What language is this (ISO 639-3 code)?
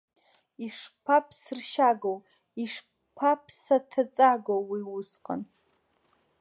abk